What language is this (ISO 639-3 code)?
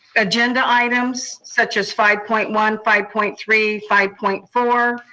eng